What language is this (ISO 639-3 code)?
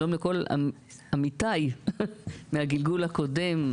heb